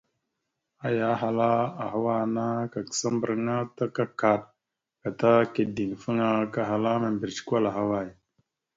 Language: Mada (Cameroon)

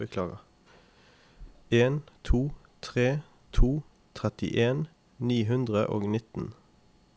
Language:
Norwegian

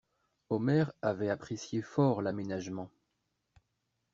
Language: French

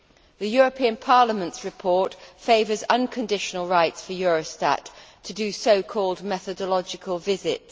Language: English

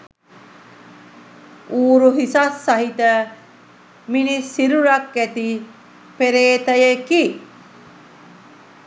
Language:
Sinhala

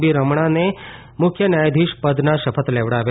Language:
Gujarati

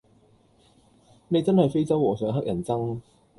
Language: Cantonese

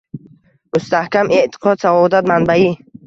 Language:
Uzbek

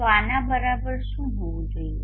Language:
Gujarati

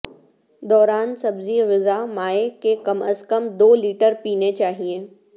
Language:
Urdu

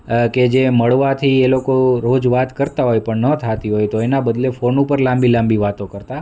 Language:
Gujarati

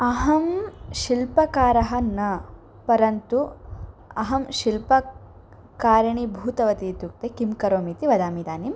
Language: Sanskrit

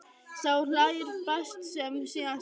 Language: Icelandic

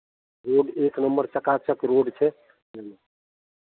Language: Maithili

